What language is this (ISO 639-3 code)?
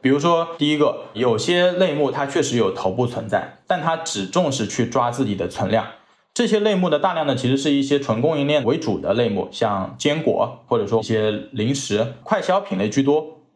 zho